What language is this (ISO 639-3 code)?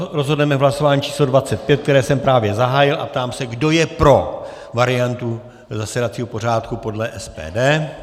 ces